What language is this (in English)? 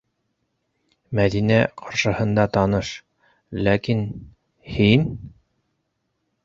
Bashkir